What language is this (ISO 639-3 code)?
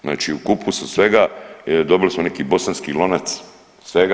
hrv